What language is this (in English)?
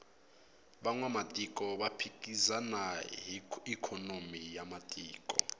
Tsonga